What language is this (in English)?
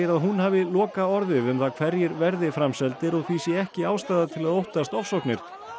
Icelandic